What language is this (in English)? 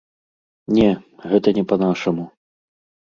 Belarusian